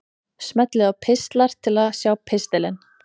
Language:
Icelandic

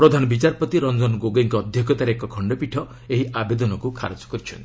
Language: Odia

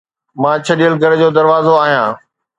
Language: Sindhi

